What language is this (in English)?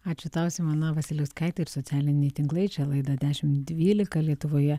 Lithuanian